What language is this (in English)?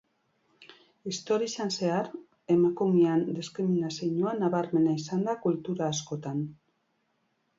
Basque